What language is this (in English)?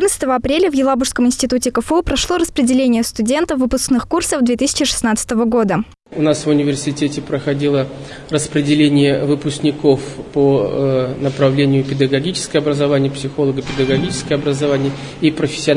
Russian